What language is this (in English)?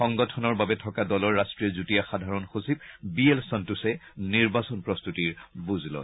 Assamese